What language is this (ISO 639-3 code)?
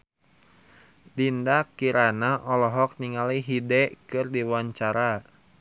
sun